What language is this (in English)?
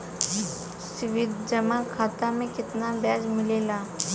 Bhojpuri